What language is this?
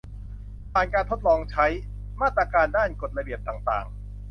Thai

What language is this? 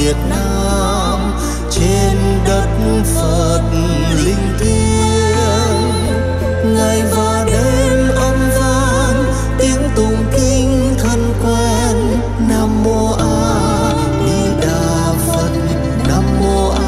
Vietnamese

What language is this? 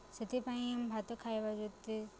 Odia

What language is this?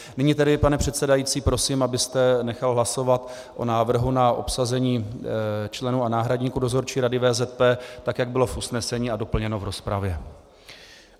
Czech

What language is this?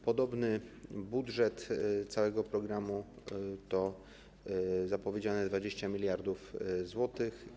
Polish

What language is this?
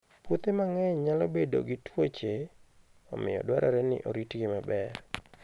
Luo (Kenya and Tanzania)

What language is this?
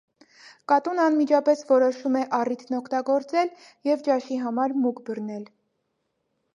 Armenian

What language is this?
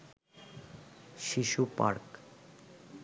Bangla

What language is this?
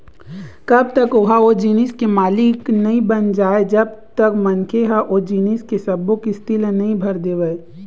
Chhattisgarhi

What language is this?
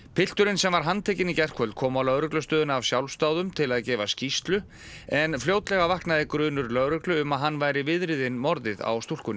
Icelandic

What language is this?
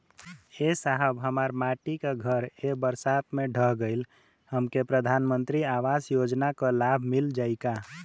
Bhojpuri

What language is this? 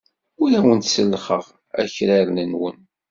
Kabyle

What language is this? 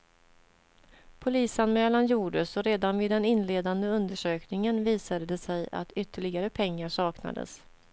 Swedish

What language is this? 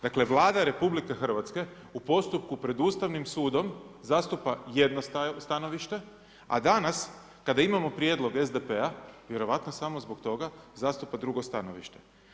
Croatian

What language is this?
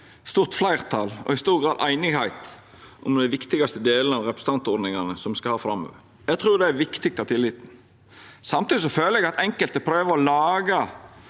Norwegian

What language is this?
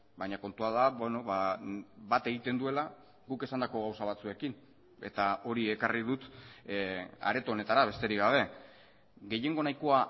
Basque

